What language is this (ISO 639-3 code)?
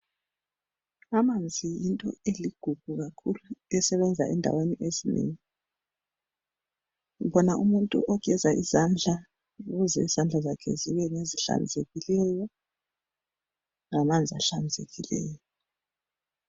nde